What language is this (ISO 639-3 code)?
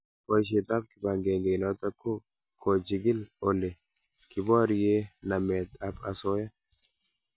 kln